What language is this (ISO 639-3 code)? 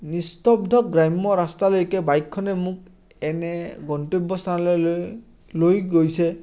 asm